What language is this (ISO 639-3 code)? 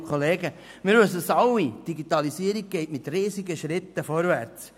gsw